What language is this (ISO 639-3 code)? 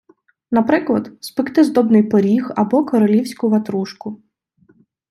ukr